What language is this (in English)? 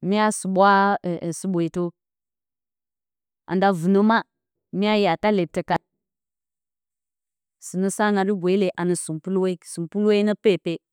Bacama